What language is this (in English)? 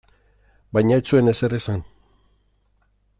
Basque